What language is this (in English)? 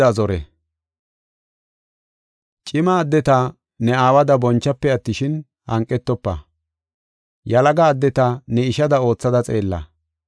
Gofa